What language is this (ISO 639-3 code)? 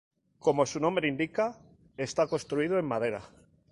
spa